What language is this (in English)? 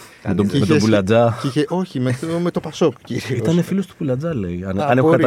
Greek